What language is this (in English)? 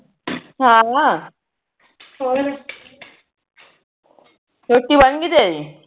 Punjabi